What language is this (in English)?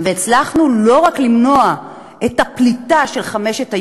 Hebrew